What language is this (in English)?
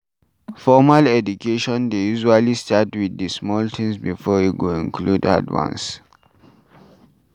Nigerian Pidgin